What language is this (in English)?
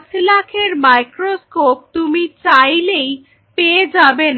Bangla